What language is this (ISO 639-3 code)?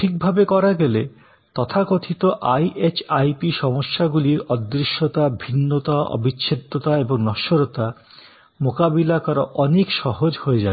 ben